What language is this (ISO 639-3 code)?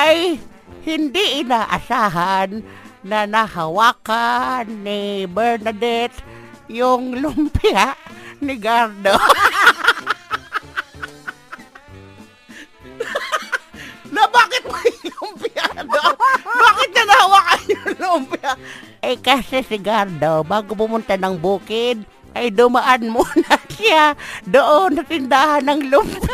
fil